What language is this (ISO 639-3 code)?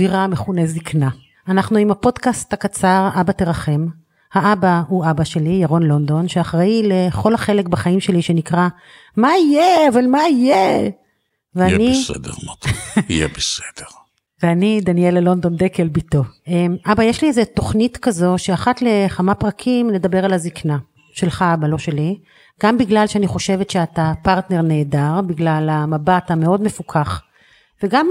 heb